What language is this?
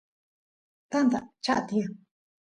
Santiago del Estero Quichua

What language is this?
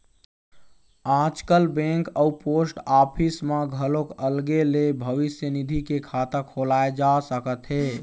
Chhattisgarhi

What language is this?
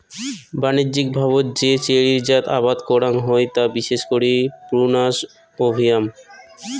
Bangla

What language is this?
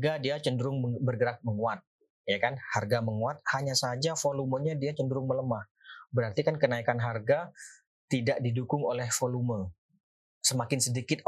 Indonesian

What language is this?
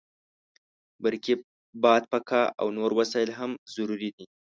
Pashto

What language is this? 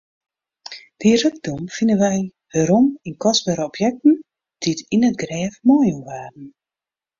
Western Frisian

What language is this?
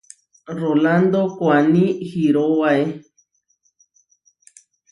Huarijio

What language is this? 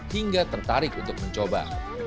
Indonesian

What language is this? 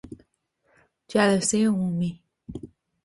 Persian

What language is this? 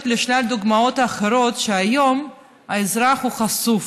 Hebrew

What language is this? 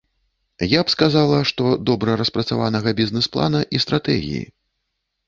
Belarusian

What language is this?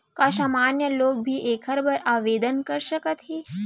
Chhattisgarhi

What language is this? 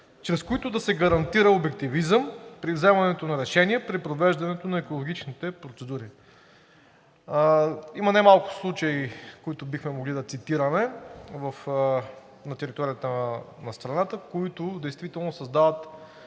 Bulgarian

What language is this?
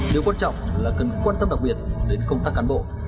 Vietnamese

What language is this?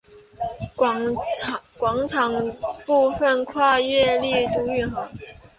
Chinese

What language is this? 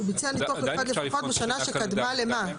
Hebrew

